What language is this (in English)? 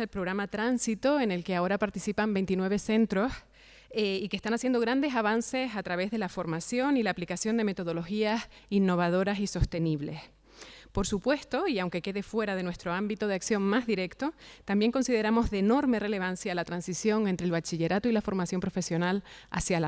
Spanish